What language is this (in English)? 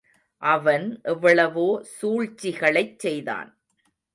Tamil